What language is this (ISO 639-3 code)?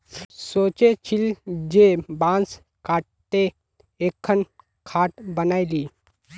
mag